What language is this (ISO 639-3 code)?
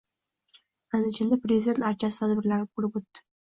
uzb